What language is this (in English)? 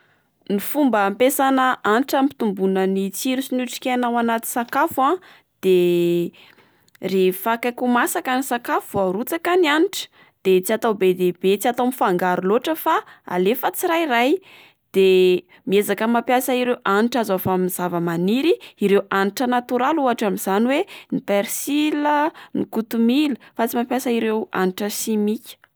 Malagasy